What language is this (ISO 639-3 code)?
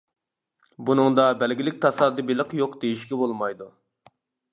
uig